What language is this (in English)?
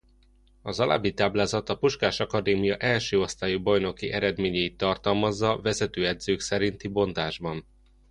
Hungarian